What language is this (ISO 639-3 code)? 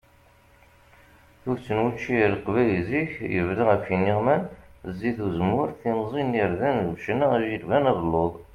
kab